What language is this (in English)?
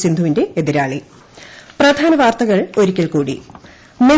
Malayalam